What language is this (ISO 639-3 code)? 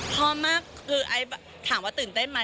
tha